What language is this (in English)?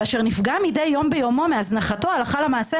Hebrew